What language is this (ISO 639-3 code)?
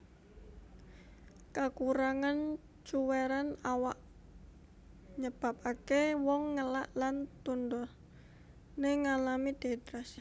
jav